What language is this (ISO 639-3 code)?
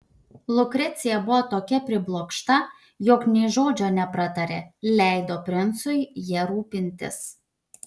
lit